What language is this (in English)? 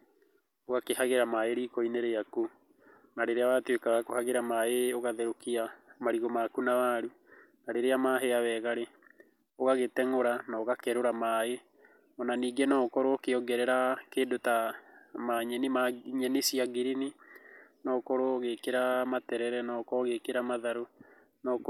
Kikuyu